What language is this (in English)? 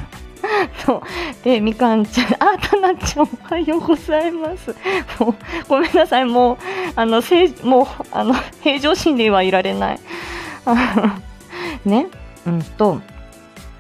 Japanese